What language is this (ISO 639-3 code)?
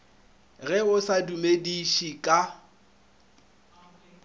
nso